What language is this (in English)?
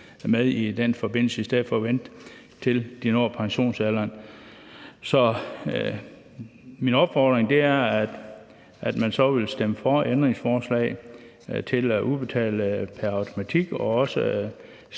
Danish